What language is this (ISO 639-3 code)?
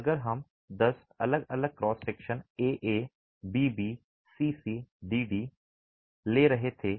hin